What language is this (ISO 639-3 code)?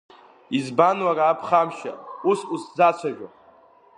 abk